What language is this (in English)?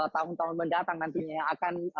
Indonesian